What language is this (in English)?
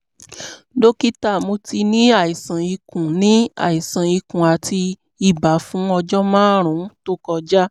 Yoruba